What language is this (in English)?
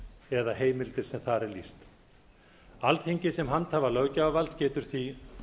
Icelandic